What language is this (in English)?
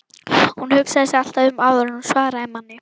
Icelandic